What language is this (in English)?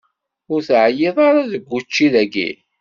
Kabyle